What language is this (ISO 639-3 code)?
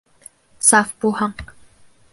bak